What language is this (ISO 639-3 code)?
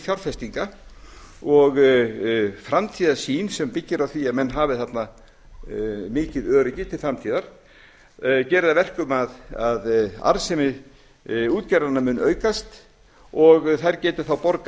isl